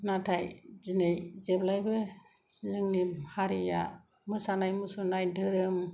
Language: Bodo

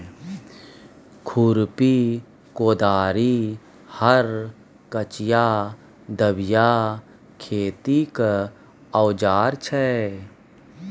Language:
Maithili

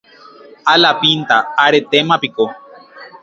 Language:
Guarani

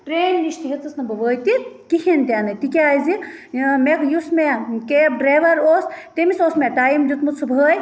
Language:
Kashmiri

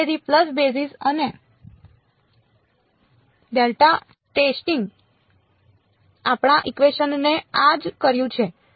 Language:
Gujarati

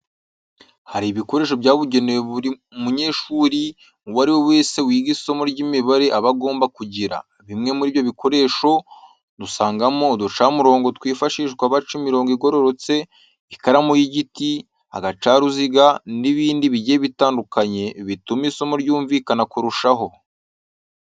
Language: Kinyarwanda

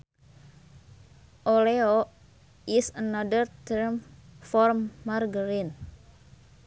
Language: Sundanese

